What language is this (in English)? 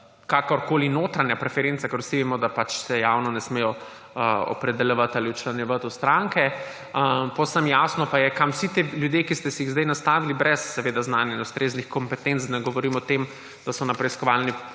Slovenian